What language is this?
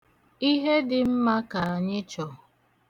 Igbo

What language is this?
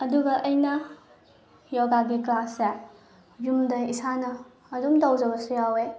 Manipuri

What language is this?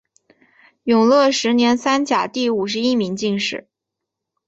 Chinese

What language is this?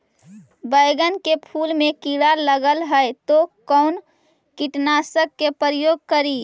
Magahi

